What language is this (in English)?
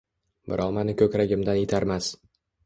Uzbek